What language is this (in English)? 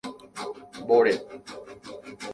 Guarani